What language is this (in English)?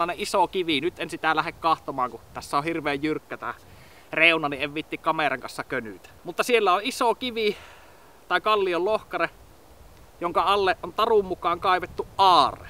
Finnish